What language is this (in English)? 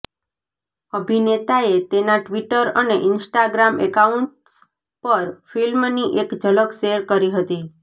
Gujarati